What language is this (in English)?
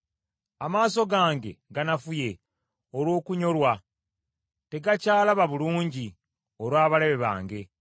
Ganda